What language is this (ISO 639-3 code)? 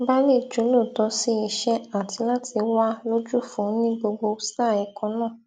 yor